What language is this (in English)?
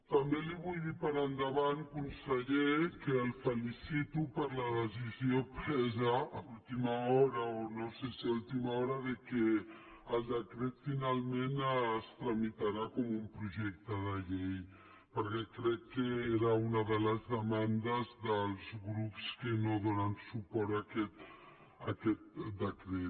Catalan